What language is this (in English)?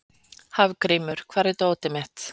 Icelandic